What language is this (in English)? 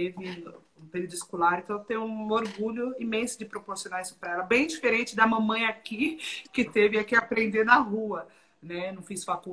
Portuguese